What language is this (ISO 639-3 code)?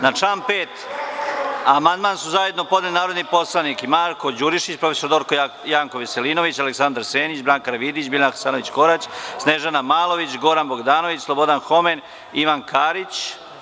srp